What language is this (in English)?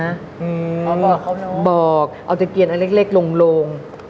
Thai